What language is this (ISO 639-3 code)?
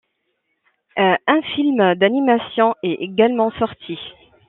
fra